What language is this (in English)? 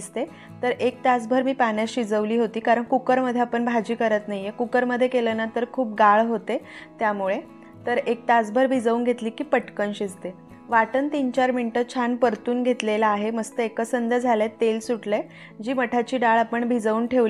Marathi